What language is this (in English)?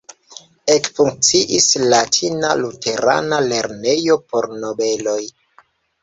Esperanto